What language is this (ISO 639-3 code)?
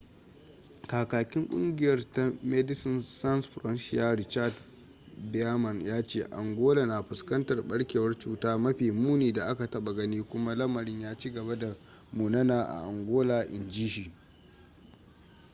hau